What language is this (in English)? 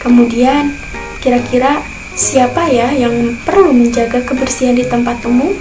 Indonesian